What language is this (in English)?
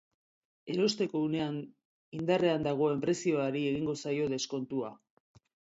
Basque